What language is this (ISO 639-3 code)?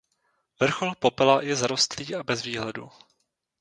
ces